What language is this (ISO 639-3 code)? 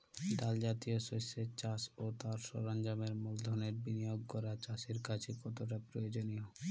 ben